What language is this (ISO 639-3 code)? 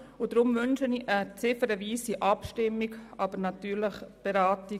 gsw